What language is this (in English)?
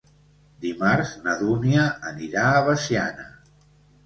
Catalan